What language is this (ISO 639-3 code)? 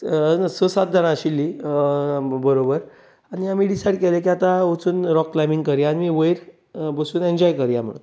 kok